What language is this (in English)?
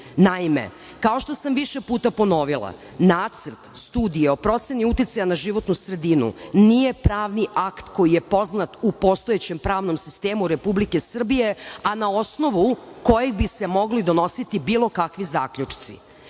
Serbian